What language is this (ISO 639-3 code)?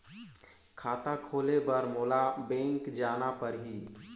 hne